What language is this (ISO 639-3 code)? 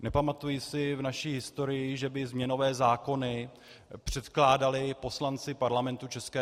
ces